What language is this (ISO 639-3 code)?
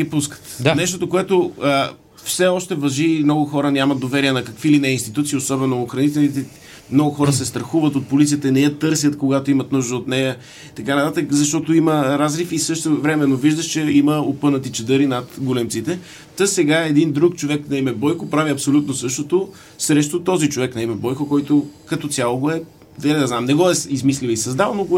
bul